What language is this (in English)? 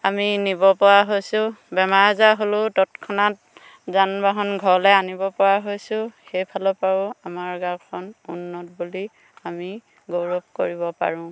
Assamese